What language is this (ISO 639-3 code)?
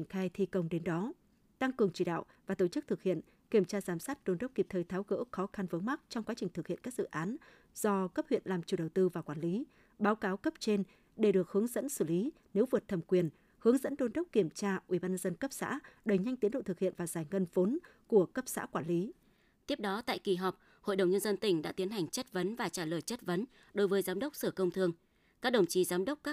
vie